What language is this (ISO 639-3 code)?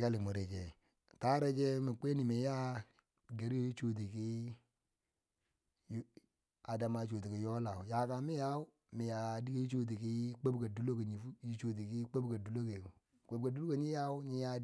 bsj